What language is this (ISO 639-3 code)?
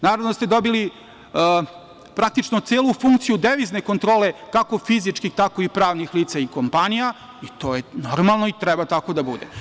srp